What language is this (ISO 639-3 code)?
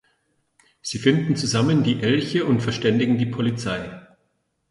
deu